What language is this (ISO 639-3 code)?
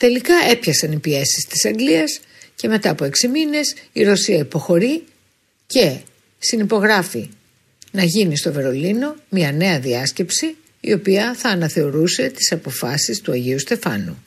ell